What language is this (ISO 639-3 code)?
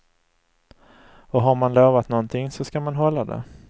swe